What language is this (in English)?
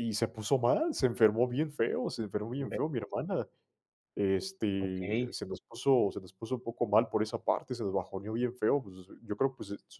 Spanish